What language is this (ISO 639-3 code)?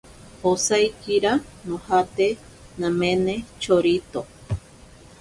prq